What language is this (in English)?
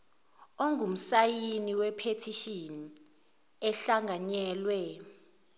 Zulu